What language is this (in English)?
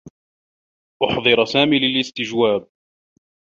Arabic